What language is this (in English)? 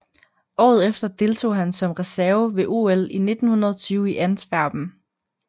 Danish